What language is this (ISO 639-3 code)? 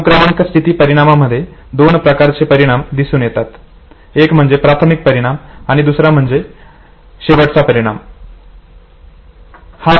mar